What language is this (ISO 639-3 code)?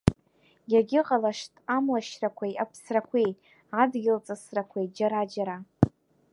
abk